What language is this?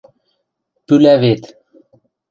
Western Mari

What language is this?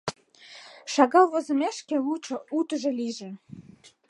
Mari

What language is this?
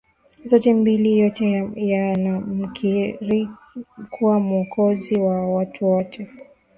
Swahili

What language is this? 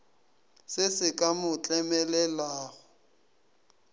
Northern Sotho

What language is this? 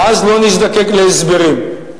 Hebrew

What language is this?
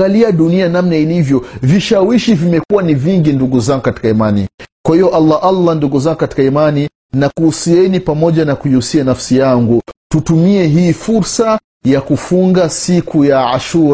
Swahili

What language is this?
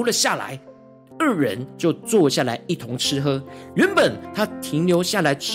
Chinese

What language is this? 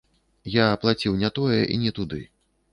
Belarusian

